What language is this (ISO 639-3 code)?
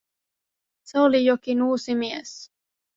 fin